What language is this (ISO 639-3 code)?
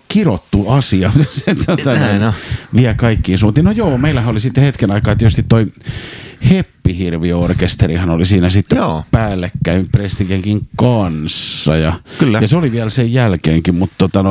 fin